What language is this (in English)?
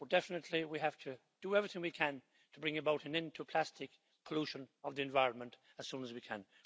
English